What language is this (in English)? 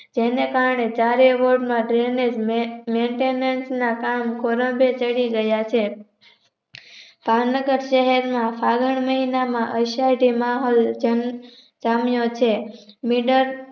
Gujarati